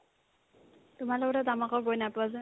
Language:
Assamese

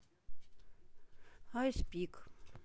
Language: Russian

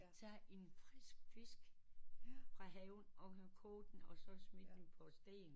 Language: Danish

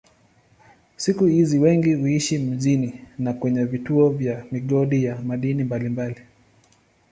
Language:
Swahili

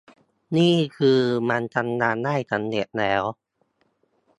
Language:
Thai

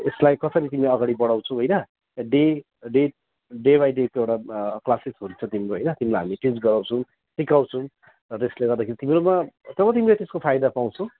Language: Nepali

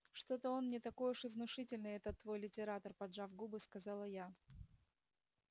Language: Russian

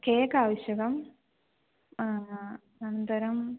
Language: Sanskrit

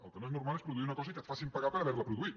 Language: Catalan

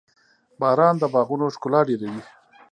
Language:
Pashto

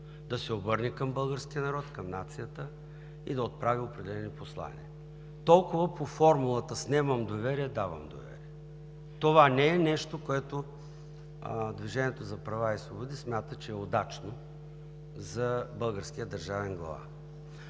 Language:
Bulgarian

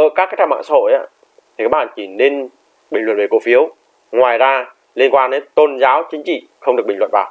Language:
Vietnamese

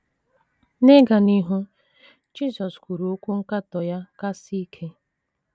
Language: Igbo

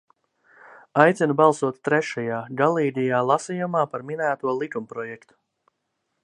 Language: Latvian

